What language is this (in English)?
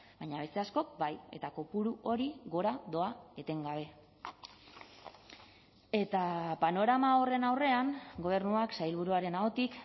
Basque